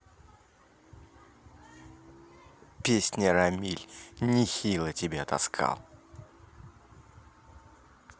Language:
Russian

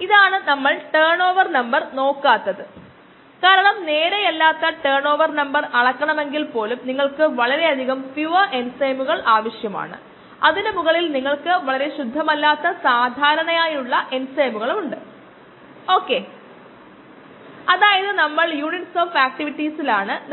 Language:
Malayalam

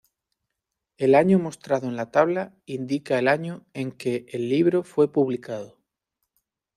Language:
Spanish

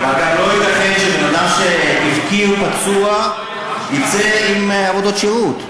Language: Hebrew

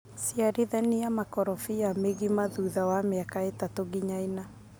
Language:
Kikuyu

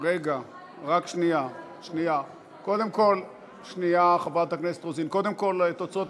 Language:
Hebrew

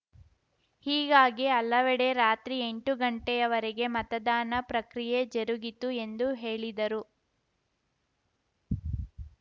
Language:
Kannada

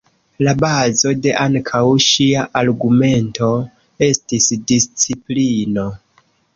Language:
Esperanto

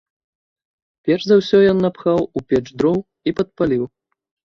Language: Belarusian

